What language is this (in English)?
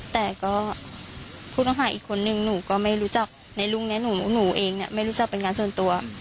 Thai